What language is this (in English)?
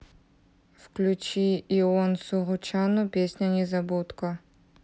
Russian